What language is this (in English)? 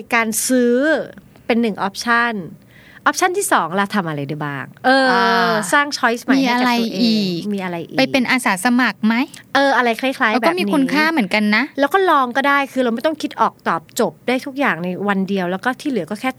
Thai